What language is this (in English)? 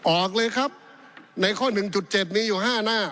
Thai